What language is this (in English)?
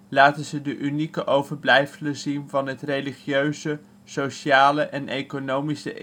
Dutch